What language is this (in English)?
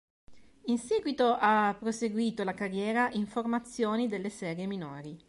Italian